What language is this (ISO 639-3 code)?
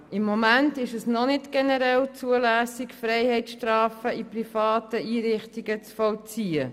gsw